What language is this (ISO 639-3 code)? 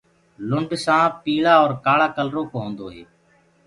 ggg